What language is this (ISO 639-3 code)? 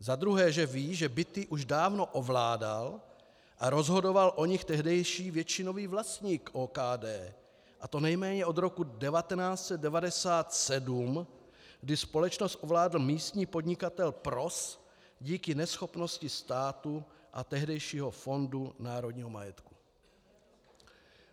ces